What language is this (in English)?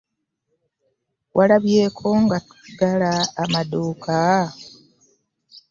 Ganda